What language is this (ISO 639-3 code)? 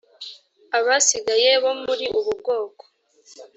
kin